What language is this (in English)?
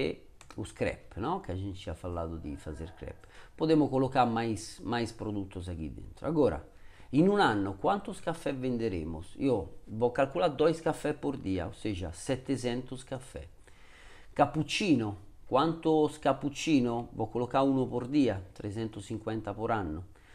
Italian